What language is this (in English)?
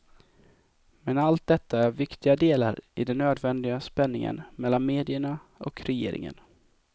Swedish